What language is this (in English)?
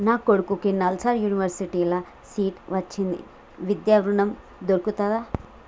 Telugu